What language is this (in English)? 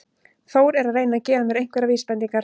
Icelandic